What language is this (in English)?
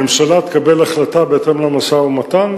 Hebrew